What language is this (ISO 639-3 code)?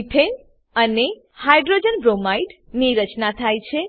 guj